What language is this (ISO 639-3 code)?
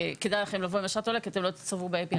heb